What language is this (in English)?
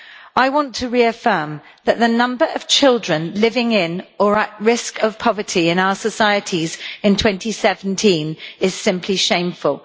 English